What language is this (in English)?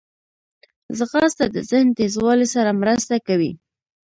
Pashto